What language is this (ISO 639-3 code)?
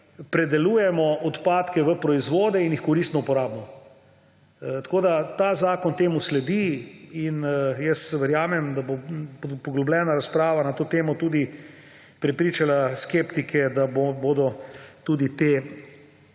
slv